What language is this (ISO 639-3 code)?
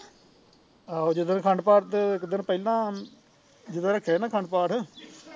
pan